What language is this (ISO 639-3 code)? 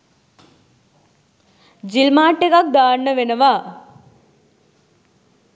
sin